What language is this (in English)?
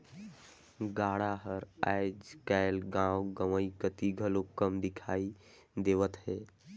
Chhattisgarhi